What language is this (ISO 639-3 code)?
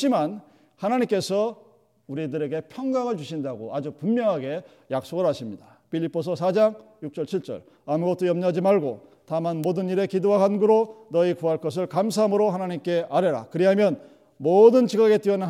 kor